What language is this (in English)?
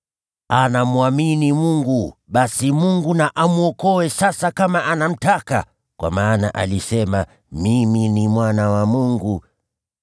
Swahili